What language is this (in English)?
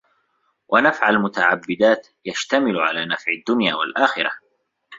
Arabic